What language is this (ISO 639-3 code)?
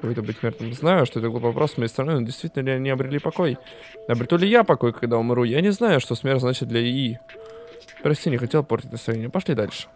rus